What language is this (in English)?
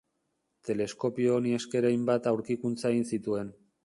Basque